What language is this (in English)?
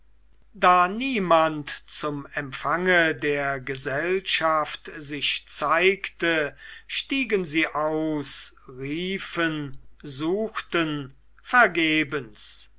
German